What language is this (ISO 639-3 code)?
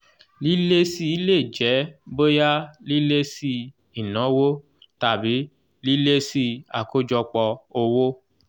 yor